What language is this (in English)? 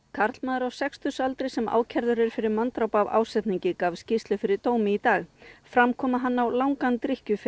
Icelandic